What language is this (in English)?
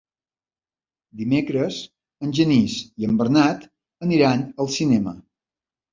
Catalan